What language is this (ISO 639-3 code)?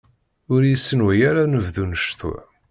kab